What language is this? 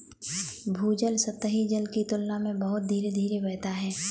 Hindi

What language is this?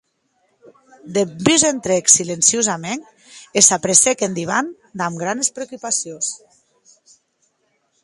Occitan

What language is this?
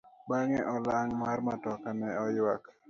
Luo (Kenya and Tanzania)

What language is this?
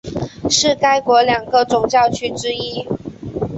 Chinese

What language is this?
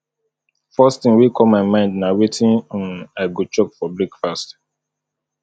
Nigerian Pidgin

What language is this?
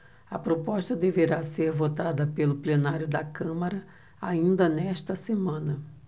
Portuguese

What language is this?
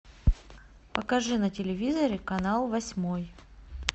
Russian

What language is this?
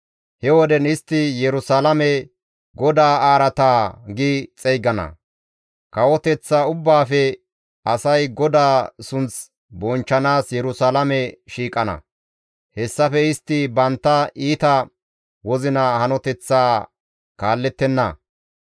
Gamo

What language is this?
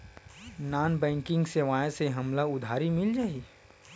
Chhattisgarhi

